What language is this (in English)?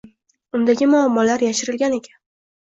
Uzbek